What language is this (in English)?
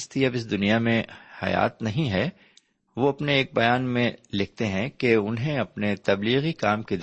Urdu